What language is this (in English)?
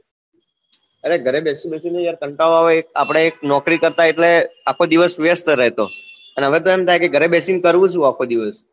Gujarati